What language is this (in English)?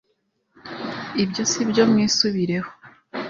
Kinyarwanda